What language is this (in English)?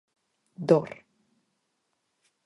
Galician